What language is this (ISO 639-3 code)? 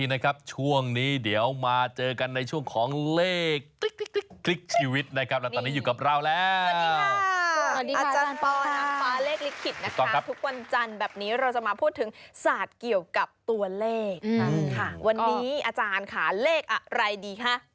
tha